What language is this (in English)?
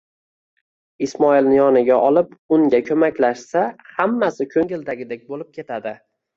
Uzbek